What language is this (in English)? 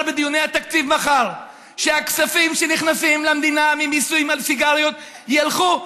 Hebrew